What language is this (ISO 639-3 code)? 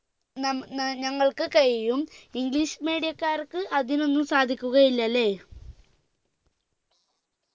mal